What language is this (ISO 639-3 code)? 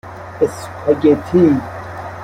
fas